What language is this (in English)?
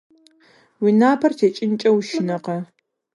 Kabardian